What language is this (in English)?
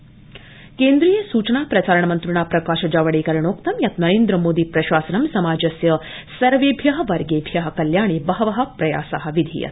Sanskrit